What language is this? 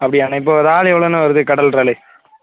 Tamil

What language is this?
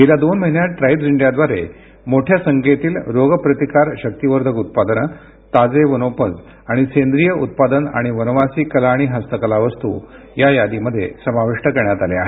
Marathi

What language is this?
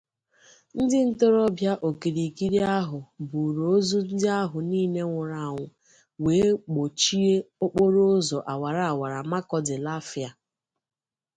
Igbo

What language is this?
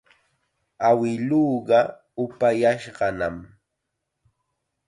Chiquián Ancash Quechua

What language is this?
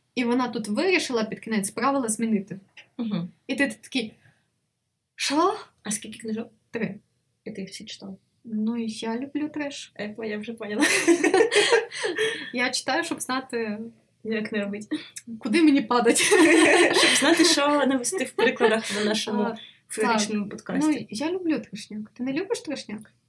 Ukrainian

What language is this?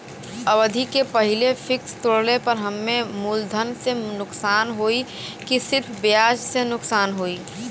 Bhojpuri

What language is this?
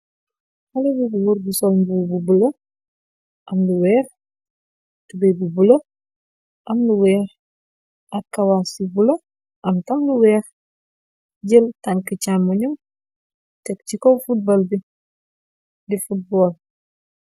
Wolof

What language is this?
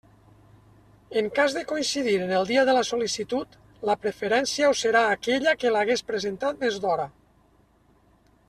Catalan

